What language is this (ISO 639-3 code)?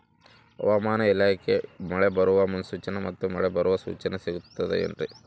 kan